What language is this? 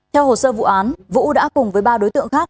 Vietnamese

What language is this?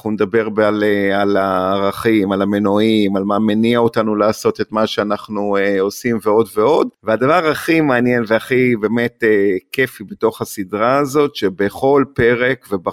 Hebrew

